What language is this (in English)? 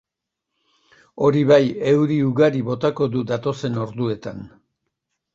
Basque